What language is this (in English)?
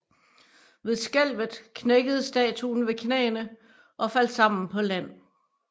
Danish